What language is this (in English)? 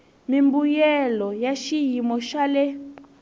Tsonga